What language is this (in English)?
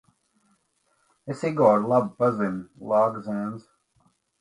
Latvian